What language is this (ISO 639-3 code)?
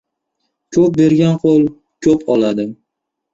uzb